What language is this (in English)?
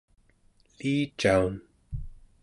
Central Yupik